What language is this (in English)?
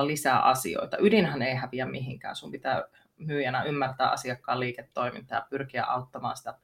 Finnish